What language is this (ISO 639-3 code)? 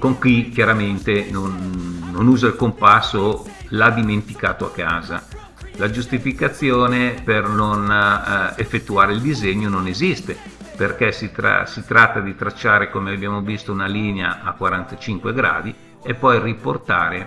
ita